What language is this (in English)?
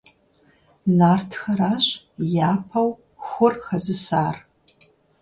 Kabardian